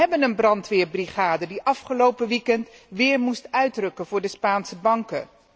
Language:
Dutch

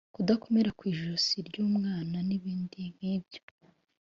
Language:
Kinyarwanda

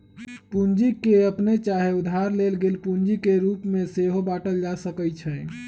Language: Magahi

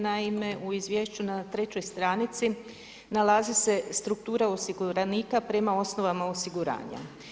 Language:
Croatian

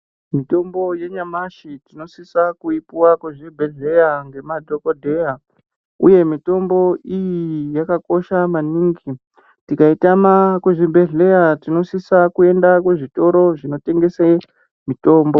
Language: Ndau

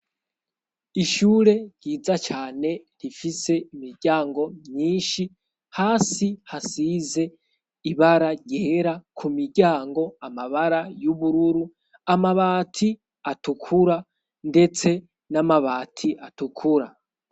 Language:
Rundi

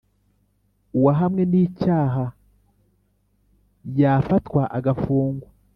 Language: Kinyarwanda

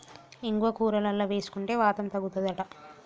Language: Telugu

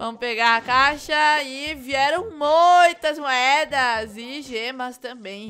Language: Portuguese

